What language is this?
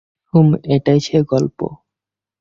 Bangla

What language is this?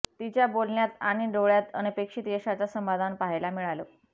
Marathi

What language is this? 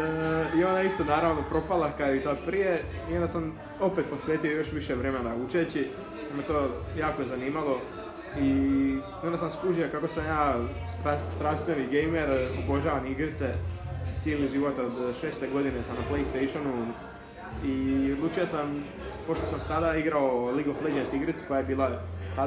Croatian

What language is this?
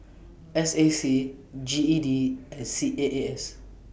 English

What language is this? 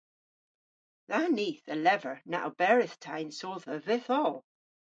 Cornish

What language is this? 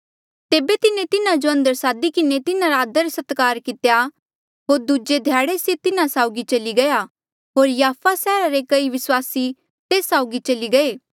Mandeali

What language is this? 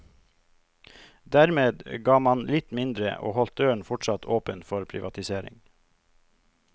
Norwegian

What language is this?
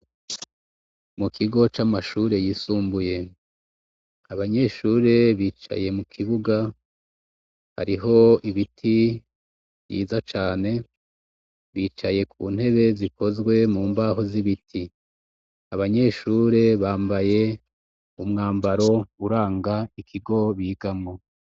Rundi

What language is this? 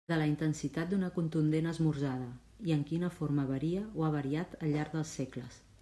Catalan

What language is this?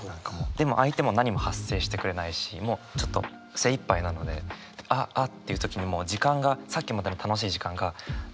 Japanese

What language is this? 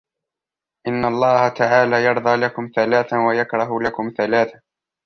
Arabic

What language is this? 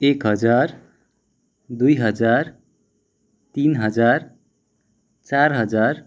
Nepali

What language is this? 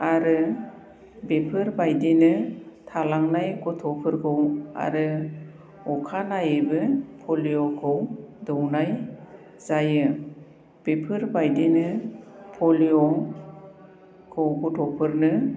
Bodo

